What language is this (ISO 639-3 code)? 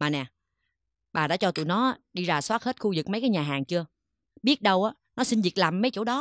vie